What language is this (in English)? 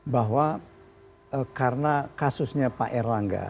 Indonesian